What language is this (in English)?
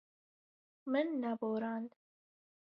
Kurdish